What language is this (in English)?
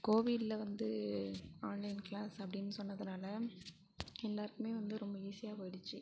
Tamil